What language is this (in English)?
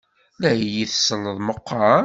Kabyle